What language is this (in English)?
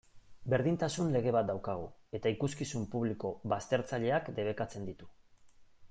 Basque